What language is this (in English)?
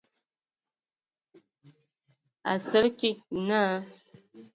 Ewondo